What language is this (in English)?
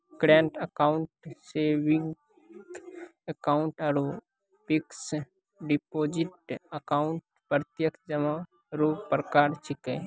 Maithili